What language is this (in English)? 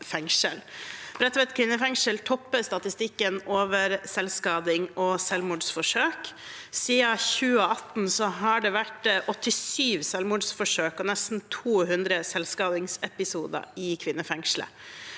Norwegian